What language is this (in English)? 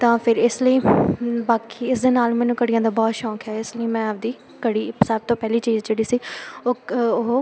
Punjabi